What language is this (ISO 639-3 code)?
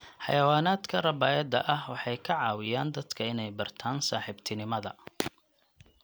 som